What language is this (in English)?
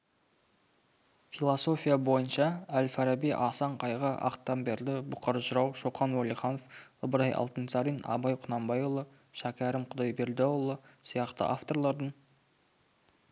Kazakh